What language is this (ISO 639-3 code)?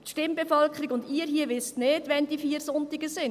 gsw